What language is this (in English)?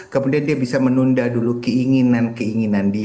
Indonesian